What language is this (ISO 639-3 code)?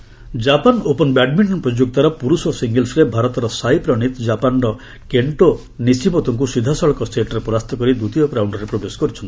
ori